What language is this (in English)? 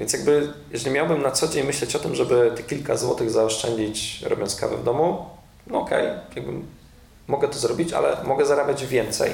Polish